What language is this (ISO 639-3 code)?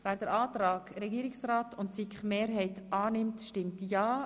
gsw